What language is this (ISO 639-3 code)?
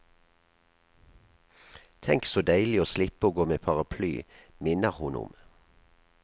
nor